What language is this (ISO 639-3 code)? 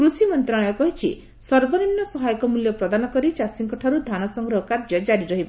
ori